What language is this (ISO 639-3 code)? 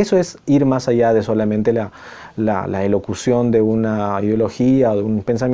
spa